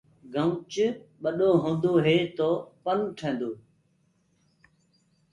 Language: Gurgula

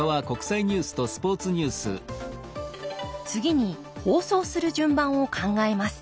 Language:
Japanese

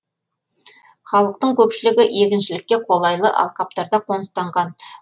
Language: Kazakh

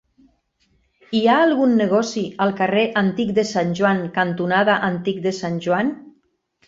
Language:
Catalan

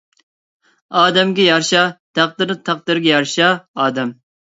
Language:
Uyghur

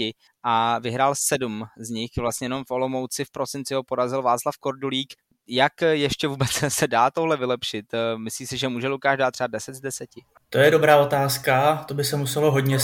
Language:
Czech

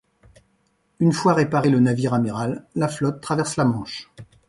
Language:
French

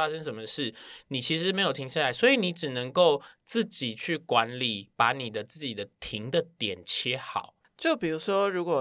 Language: Chinese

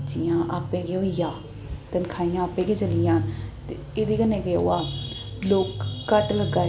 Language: Dogri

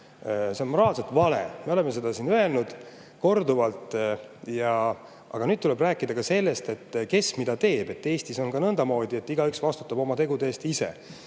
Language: Estonian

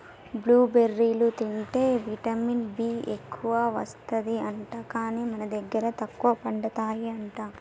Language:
Telugu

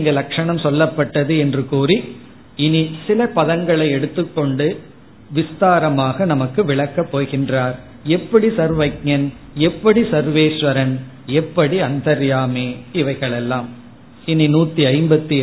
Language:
Tamil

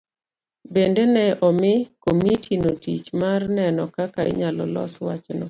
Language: Luo (Kenya and Tanzania)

